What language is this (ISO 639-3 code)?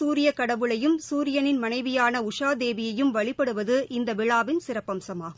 tam